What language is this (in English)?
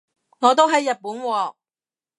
Cantonese